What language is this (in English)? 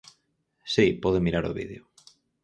Galician